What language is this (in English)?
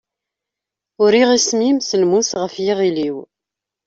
Kabyle